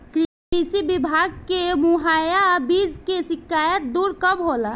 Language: Bhojpuri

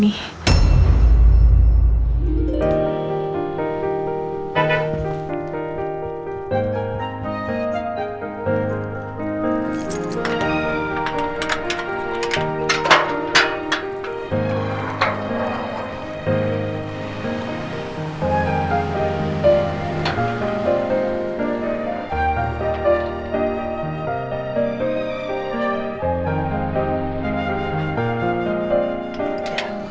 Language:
Indonesian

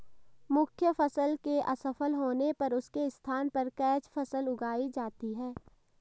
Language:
Hindi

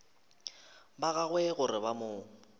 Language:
Northern Sotho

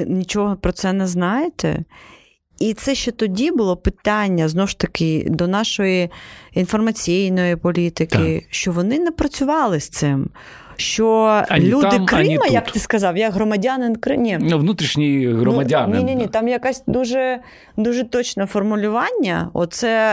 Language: Ukrainian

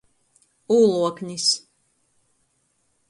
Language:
Latgalian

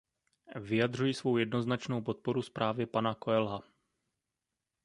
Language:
Czech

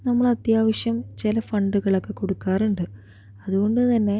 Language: Malayalam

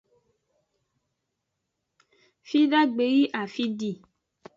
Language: Aja (Benin)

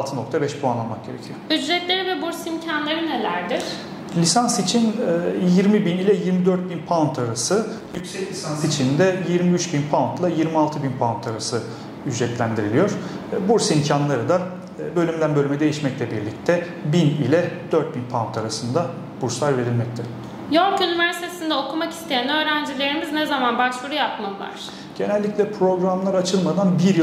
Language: Turkish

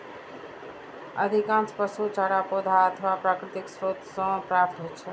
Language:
Maithili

